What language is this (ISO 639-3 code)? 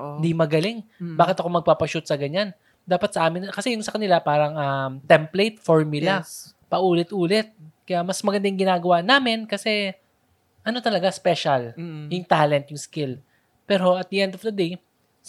fil